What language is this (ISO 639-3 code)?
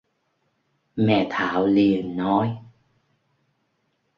vie